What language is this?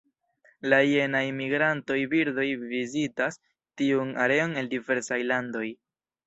Esperanto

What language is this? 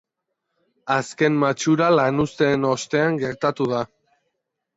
Basque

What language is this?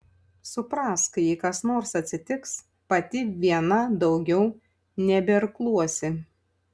Lithuanian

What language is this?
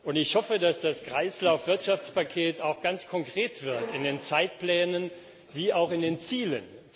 German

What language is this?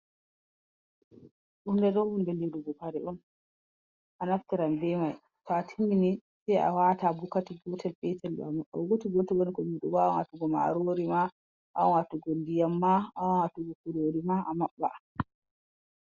Fula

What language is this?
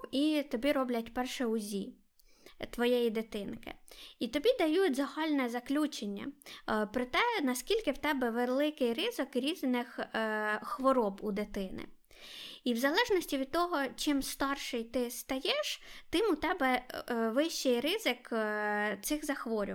Ukrainian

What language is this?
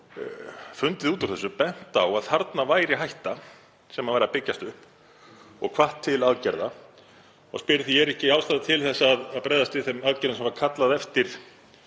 Icelandic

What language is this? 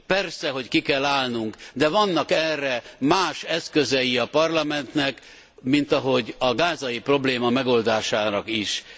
Hungarian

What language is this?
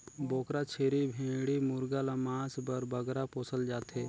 Chhattisgarhi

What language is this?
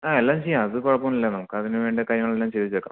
Malayalam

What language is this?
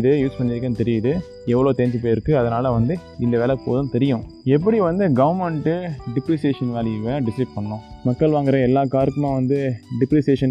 Tamil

